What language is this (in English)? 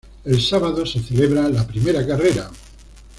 Spanish